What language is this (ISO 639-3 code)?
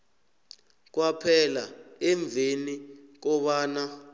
nbl